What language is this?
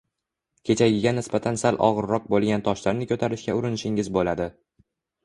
Uzbek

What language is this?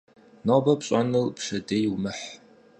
Kabardian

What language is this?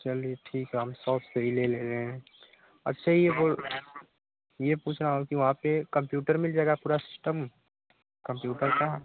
Hindi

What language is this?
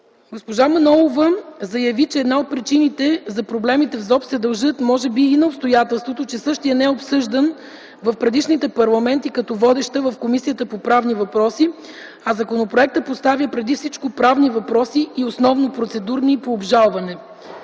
Bulgarian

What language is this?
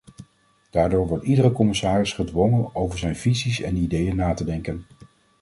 Dutch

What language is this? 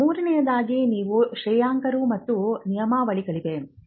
Kannada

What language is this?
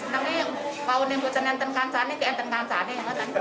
Indonesian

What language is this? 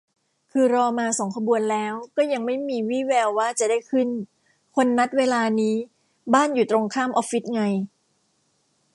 Thai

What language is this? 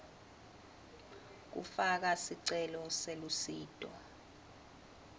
Swati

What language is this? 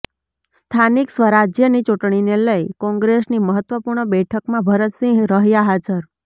Gujarati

